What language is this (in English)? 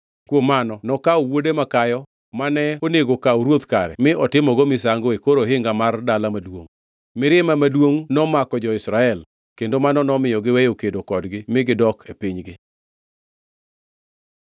Luo (Kenya and Tanzania)